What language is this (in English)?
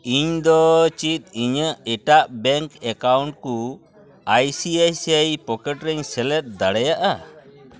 Santali